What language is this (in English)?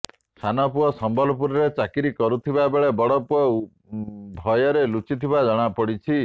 Odia